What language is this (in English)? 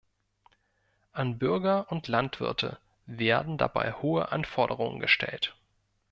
German